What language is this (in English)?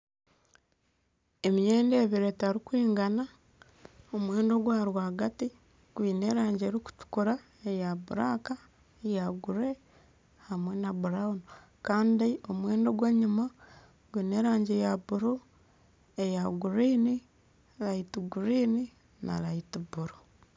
Nyankole